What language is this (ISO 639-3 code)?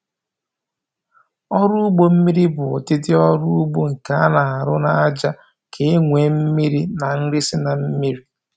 ibo